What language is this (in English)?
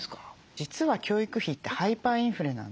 Japanese